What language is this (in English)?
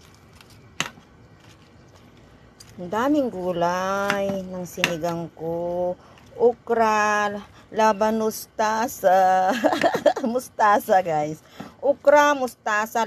Filipino